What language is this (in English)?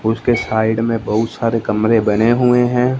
Hindi